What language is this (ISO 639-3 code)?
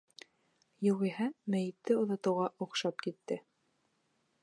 bak